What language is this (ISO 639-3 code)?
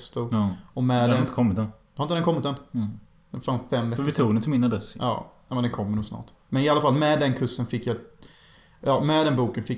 swe